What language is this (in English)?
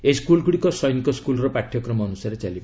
Odia